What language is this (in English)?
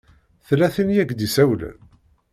Kabyle